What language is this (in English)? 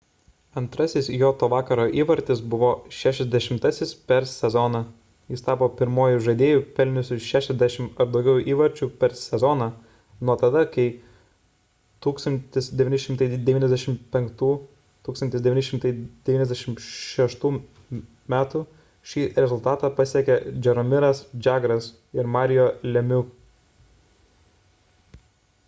Lithuanian